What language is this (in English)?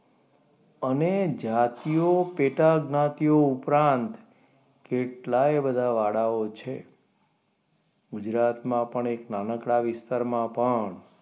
Gujarati